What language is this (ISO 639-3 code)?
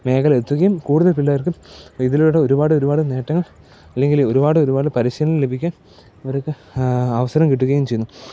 mal